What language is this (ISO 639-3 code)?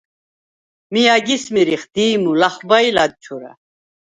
sva